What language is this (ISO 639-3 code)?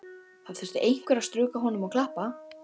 isl